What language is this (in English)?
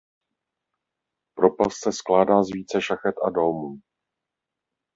Czech